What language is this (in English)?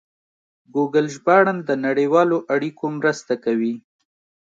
Pashto